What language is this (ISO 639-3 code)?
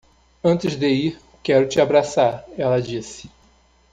por